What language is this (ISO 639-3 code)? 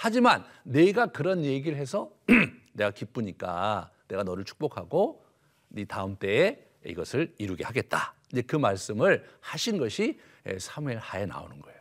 kor